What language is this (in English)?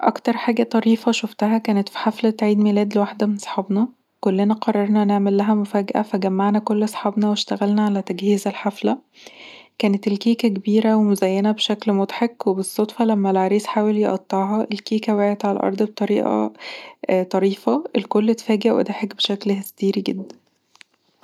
Egyptian Arabic